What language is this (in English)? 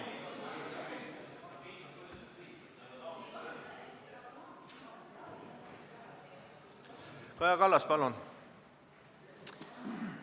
Estonian